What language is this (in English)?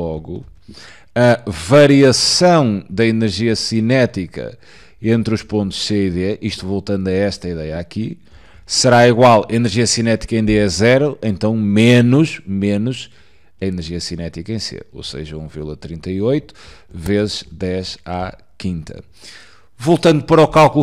Portuguese